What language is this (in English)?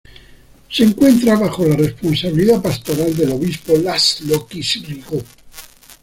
Spanish